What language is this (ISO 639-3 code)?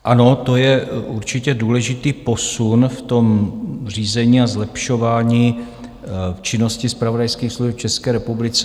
ces